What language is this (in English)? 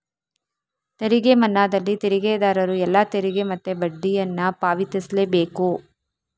Kannada